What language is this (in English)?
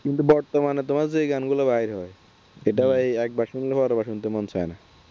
Bangla